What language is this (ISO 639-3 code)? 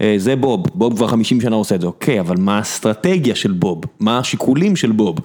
heb